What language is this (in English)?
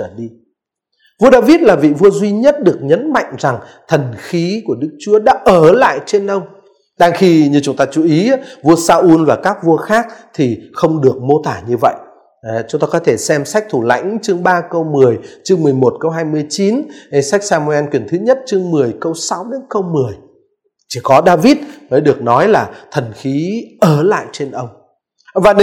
Vietnamese